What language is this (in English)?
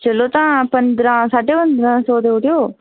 Dogri